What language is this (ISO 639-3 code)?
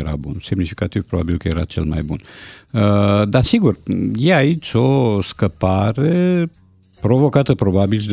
ron